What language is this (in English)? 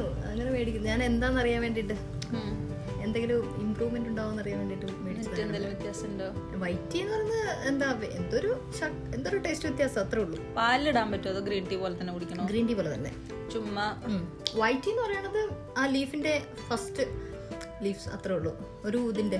Malayalam